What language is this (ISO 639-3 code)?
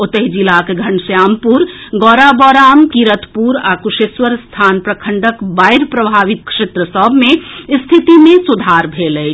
mai